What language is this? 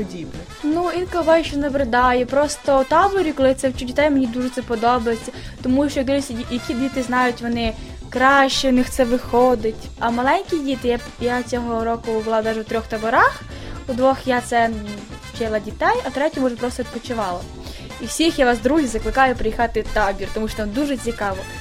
Ukrainian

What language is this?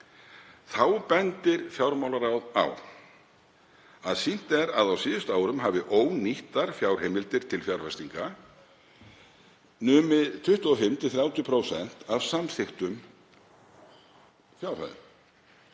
Icelandic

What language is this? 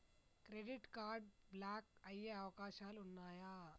Telugu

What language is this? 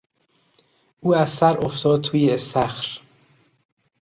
Persian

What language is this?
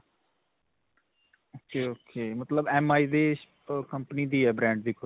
Punjabi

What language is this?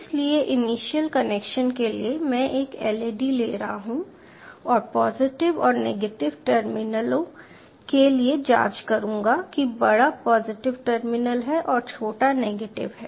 Hindi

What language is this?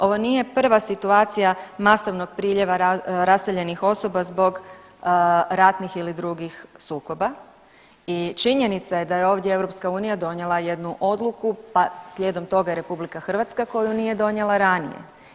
Croatian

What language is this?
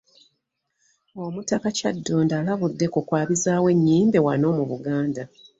Ganda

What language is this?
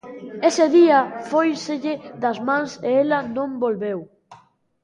Galician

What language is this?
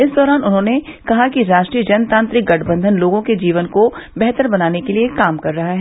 Hindi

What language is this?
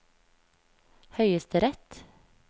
Norwegian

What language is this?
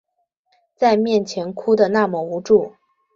Chinese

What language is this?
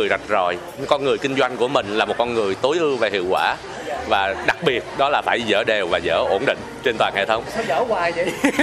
Vietnamese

